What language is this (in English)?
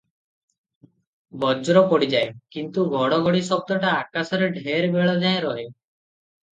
Odia